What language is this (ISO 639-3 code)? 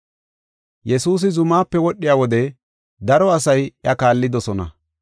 gof